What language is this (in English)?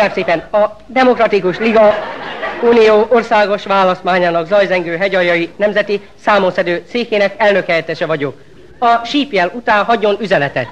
Hungarian